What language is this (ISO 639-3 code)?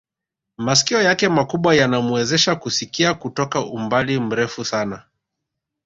swa